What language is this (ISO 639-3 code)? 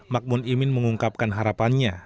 ind